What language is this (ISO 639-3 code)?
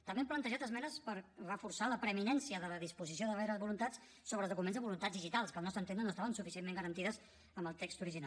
cat